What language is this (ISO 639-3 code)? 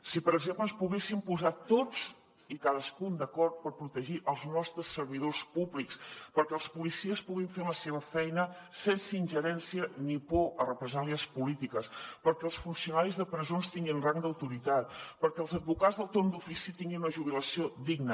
cat